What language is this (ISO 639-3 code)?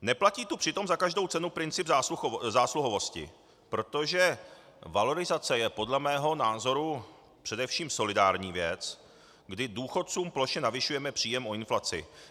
ces